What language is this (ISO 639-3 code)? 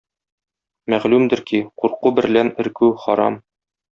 tat